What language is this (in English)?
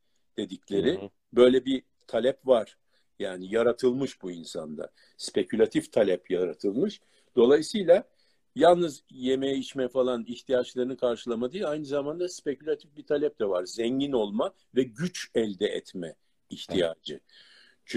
Turkish